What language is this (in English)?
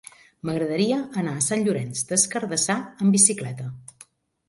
Catalan